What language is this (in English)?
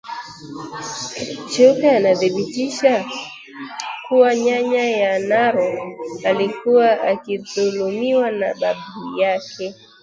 Swahili